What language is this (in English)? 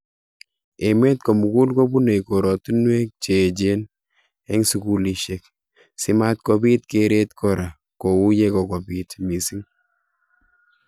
Kalenjin